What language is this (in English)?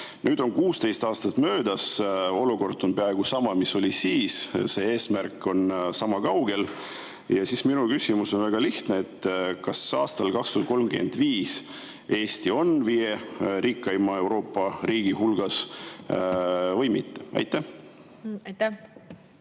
Estonian